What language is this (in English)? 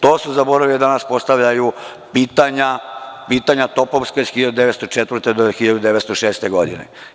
Serbian